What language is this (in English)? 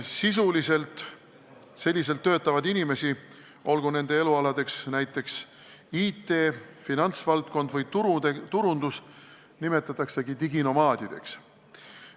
Estonian